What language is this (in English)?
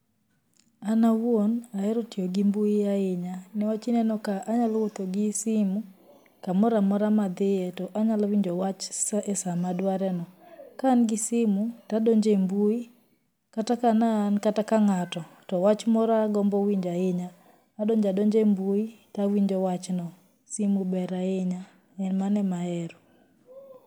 Luo (Kenya and Tanzania)